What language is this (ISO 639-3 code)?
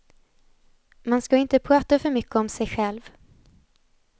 swe